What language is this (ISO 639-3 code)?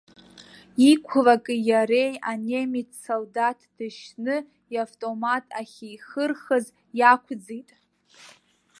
abk